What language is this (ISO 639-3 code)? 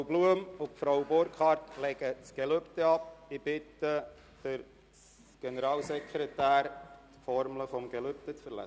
gsw